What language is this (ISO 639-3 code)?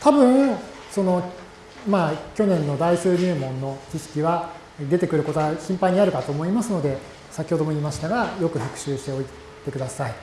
jpn